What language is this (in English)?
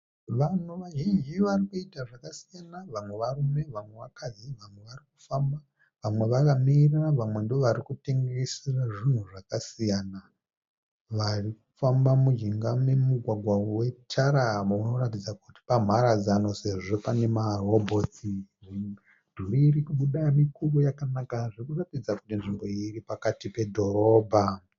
Shona